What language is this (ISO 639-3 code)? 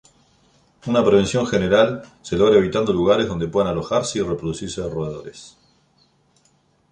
spa